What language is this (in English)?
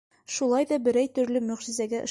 Bashkir